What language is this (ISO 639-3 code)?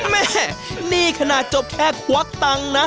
tha